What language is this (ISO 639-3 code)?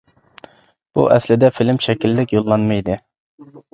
uig